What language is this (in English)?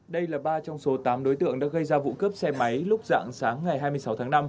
Vietnamese